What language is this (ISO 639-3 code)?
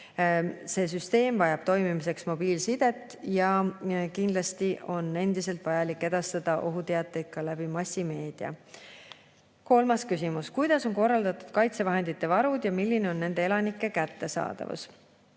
est